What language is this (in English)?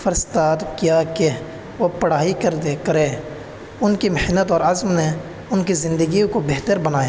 Urdu